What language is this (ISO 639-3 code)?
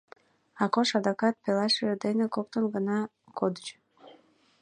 chm